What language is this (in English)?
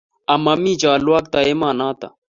Kalenjin